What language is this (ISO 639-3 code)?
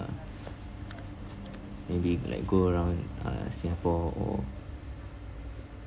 eng